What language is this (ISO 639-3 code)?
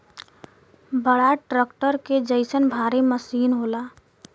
bho